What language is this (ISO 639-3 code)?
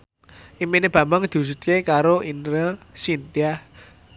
jav